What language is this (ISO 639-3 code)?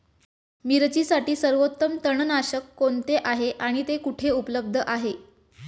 mar